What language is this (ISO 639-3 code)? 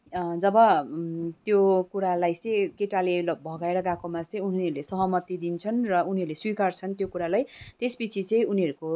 nep